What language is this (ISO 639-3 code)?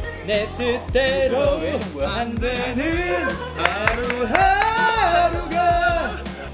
kor